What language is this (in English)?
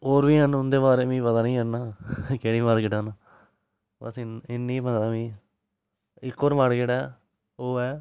Dogri